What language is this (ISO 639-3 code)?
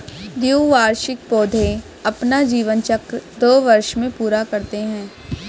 hin